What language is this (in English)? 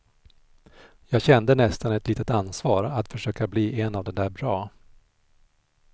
Swedish